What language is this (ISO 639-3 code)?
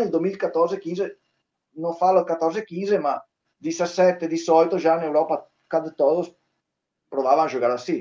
por